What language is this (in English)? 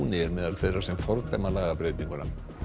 Icelandic